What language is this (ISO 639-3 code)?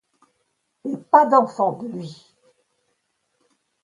fra